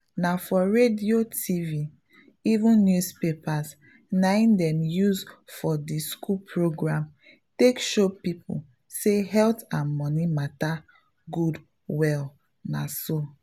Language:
Nigerian Pidgin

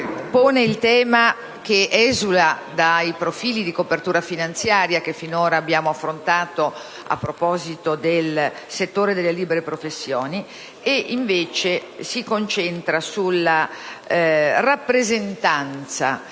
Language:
Italian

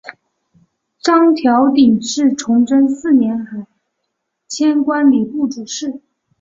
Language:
Chinese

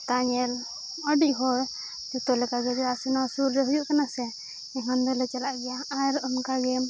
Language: Santali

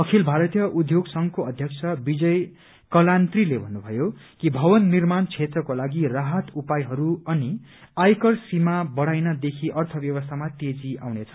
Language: Nepali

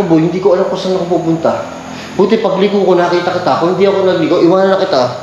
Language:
Filipino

